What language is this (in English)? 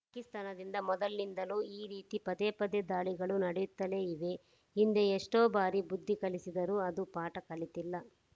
Kannada